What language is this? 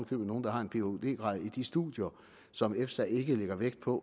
Danish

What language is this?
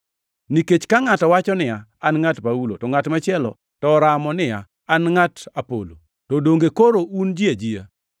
Luo (Kenya and Tanzania)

